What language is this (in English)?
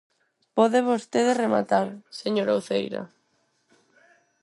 Galician